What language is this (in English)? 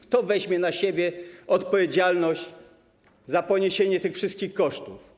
Polish